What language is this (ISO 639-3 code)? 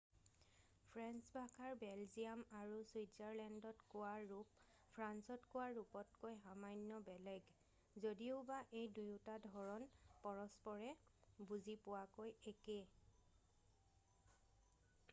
asm